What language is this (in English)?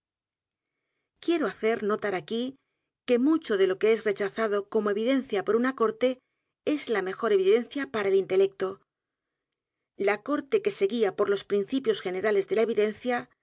Spanish